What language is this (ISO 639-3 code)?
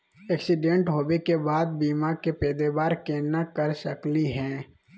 mag